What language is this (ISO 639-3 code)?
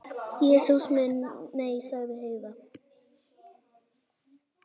isl